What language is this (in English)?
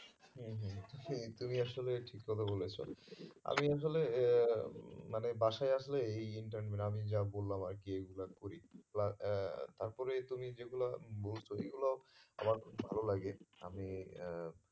Bangla